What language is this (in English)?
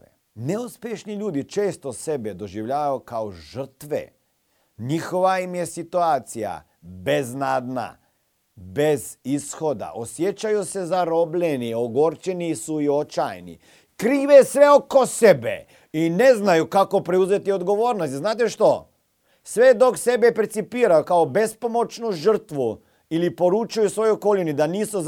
Croatian